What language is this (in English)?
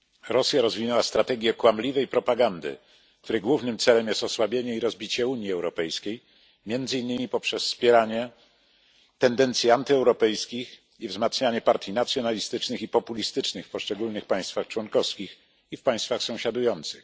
Polish